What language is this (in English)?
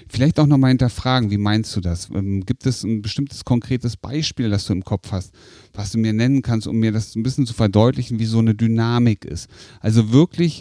German